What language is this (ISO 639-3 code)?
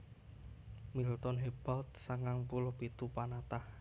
jav